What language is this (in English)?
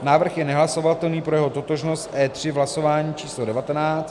Czech